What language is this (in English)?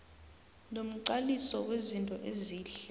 South Ndebele